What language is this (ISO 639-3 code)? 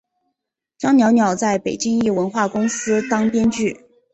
zho